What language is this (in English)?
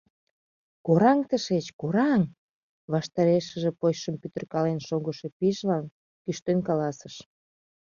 Mari